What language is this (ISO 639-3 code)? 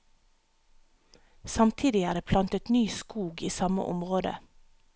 nor